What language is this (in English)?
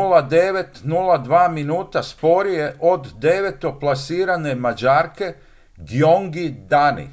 Croatian